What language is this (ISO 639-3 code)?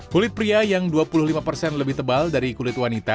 ind